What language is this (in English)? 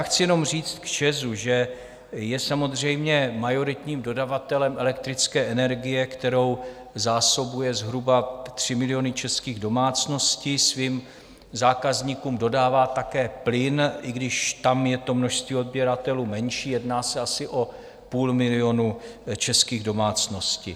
Czech